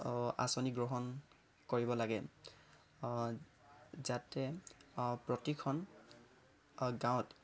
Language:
Assamese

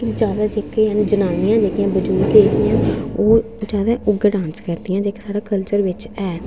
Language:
Dogri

